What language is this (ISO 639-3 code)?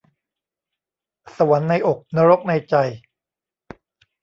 tha